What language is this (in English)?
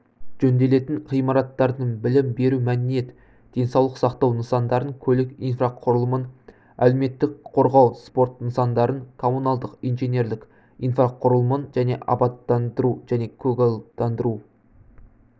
Kazakh